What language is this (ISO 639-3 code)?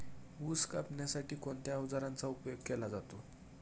mar